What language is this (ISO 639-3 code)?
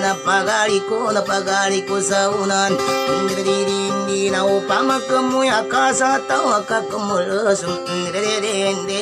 ind